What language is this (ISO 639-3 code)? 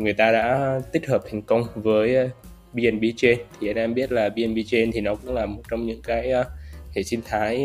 vie